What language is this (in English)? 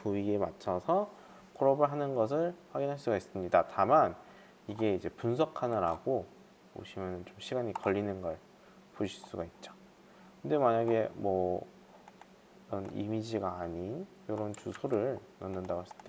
Korean